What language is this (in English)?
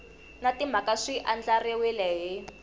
Tsonga